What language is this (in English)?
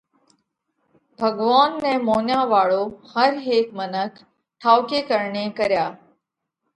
Parkari Koli